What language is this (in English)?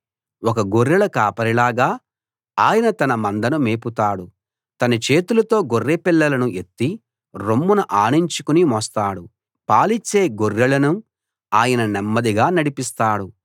Telugu